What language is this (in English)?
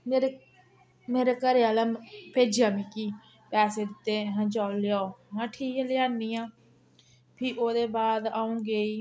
Dogri